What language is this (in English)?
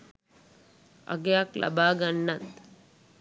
Sinhala